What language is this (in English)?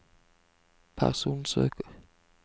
Norwegian